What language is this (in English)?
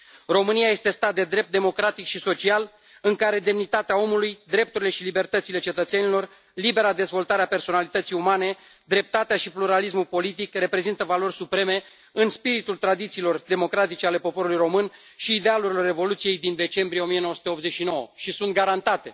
Romanian